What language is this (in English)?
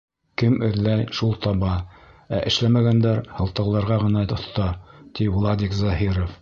Bashkir